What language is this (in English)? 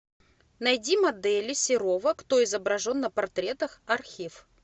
Russian